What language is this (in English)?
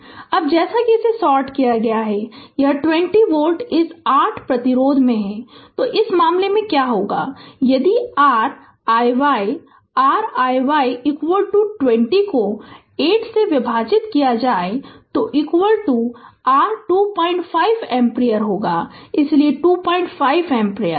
Hindi